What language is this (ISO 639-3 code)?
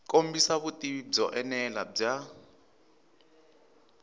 tso